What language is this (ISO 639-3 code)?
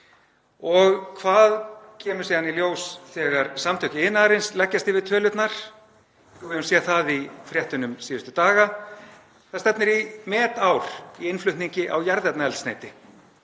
isl